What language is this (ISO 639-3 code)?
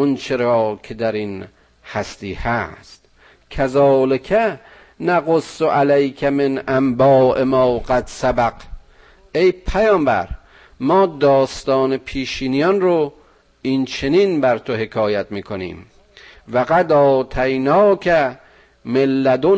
fas